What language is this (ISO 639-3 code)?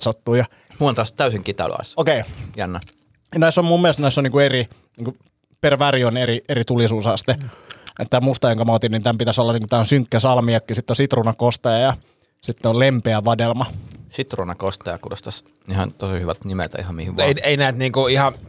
fin